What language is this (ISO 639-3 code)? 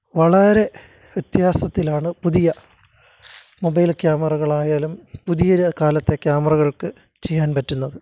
mal